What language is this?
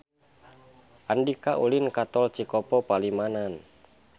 Sundanese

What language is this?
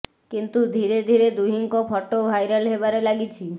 Odia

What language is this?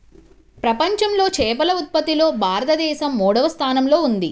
Telugu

